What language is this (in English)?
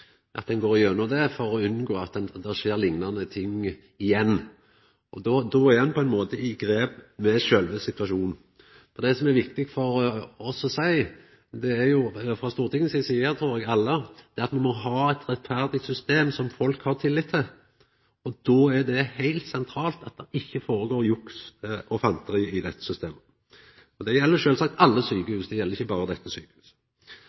Norwegian Nynorsk